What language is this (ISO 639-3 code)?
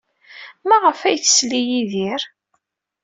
kab